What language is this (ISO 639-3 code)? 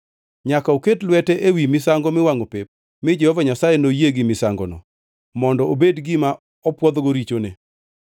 luo